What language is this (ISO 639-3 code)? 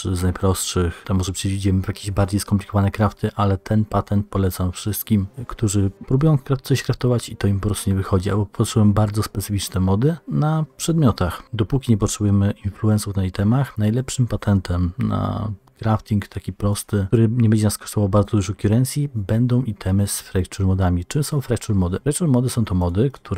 pol